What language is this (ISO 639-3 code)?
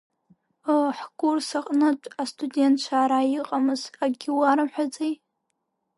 abk